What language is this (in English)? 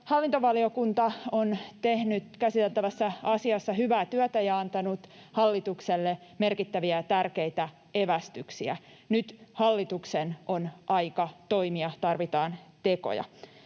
Finnish